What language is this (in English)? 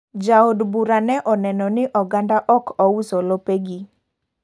Luo (Kenya and Tanzania)